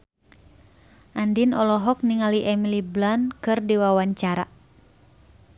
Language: Sundanese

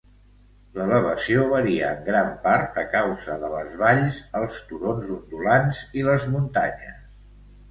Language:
Catalan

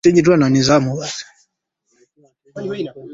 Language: Swahili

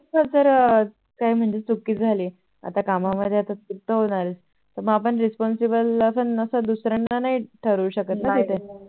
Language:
Marathi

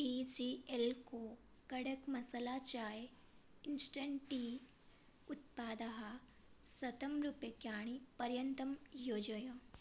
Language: Sanskrit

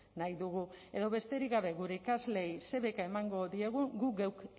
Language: Basque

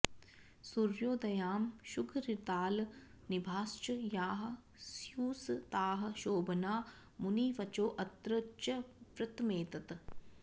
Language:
Sanskrit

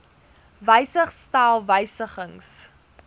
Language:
Afrikaans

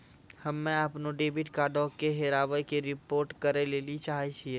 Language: Maithili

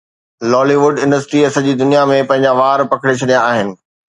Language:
Sindhi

